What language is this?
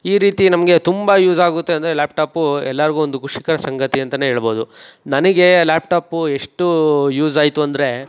Kannada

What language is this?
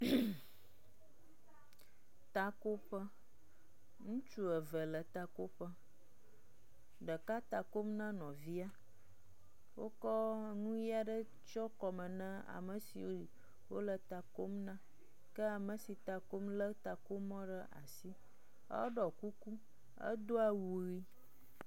Ewe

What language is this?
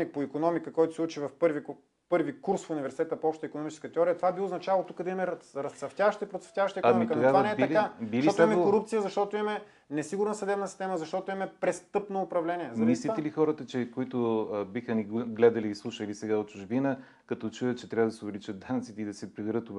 Bulgarian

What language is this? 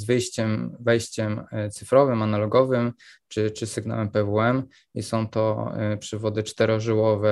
Polish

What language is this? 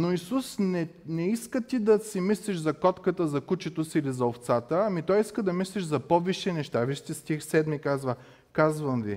Bulgarian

